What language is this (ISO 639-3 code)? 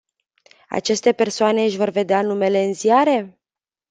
ron